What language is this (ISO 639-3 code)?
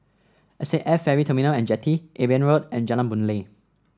eng